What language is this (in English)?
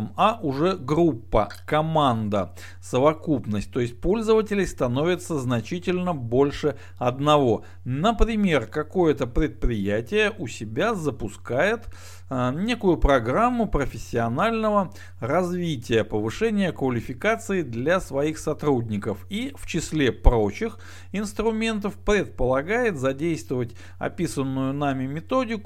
Russian